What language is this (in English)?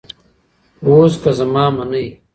Pashto